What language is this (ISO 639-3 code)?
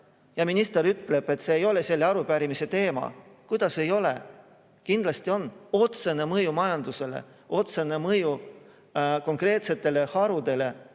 est